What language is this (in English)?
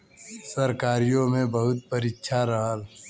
Bhojpuri